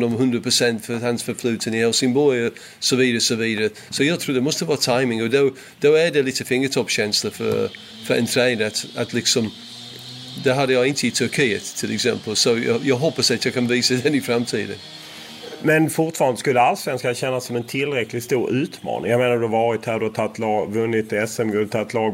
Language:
Swedish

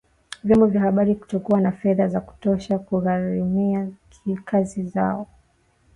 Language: Swahili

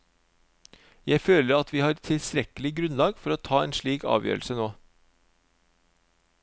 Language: Norwegian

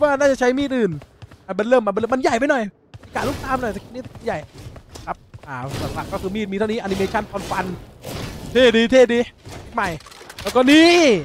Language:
Thai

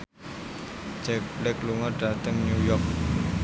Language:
Javanese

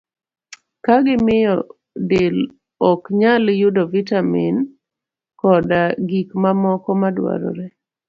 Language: Luo (Kenya and Tanzania)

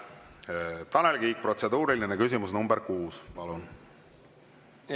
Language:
Estonian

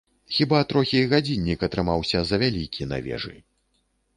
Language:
Belarusian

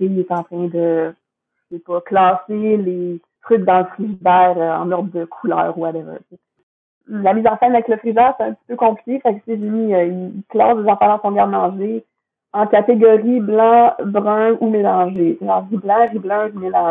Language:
French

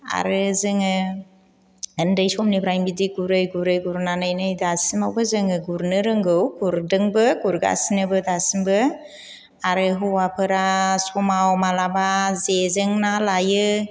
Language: Bodo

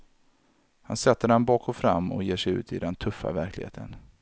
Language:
Swedish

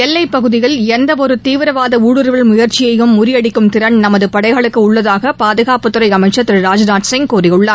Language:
Tamil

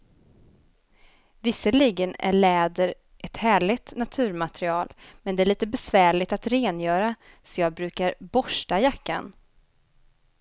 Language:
Swedish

